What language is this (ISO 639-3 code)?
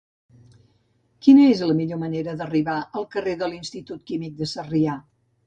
cat